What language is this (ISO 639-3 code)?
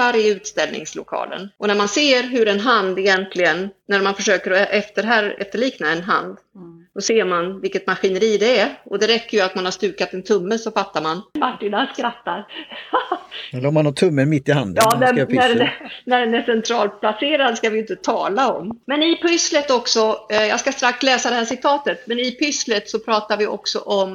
swe